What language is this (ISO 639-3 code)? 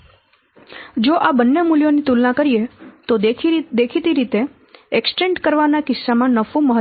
guj